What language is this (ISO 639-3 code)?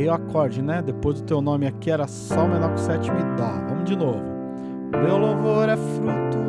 por